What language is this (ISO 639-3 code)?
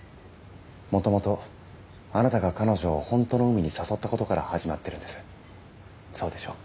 jpn